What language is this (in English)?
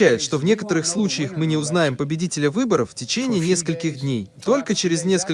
Russian